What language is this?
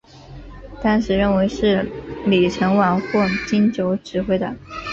Chinese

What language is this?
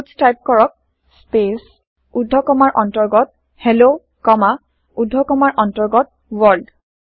Assamese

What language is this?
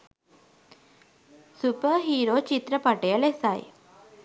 Sinhala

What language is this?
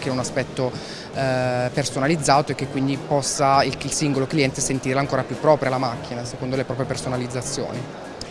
Italian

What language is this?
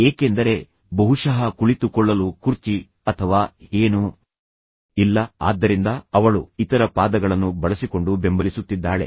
Kannada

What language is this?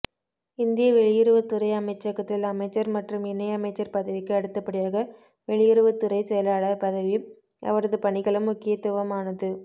Tamil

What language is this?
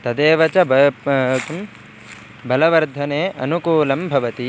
Sanskrit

